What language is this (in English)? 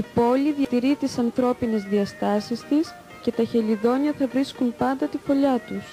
Greek